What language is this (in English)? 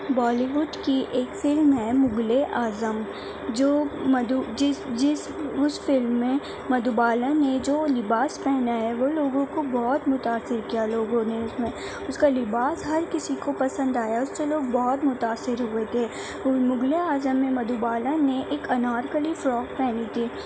Urdu